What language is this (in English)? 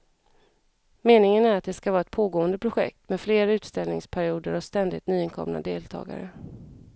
Swedish